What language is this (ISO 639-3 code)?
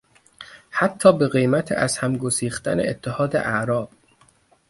fas